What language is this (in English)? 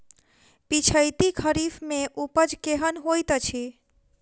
Maithili